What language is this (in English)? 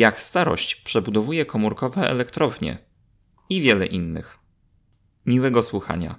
Polish